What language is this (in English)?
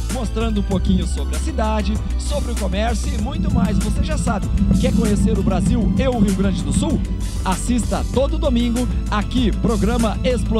Portuguese